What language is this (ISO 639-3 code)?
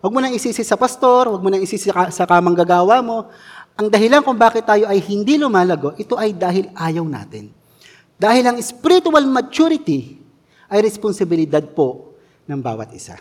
fil